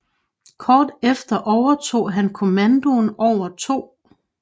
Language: Danish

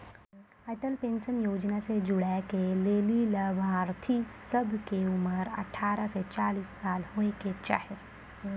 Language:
Maithili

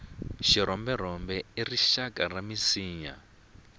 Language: Tsonga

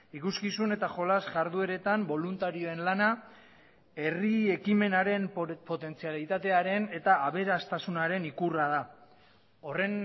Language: Basque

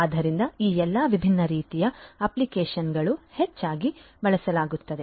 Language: Kannada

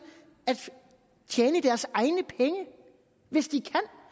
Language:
Danish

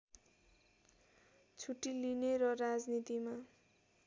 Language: Nepali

